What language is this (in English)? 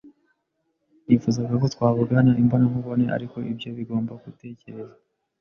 Kinyarwanda